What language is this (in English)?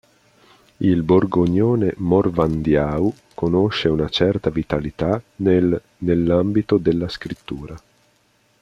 Italian